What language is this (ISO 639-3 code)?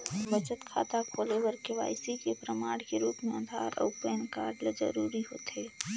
hne